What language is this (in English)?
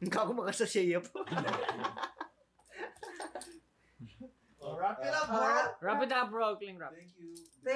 Filipino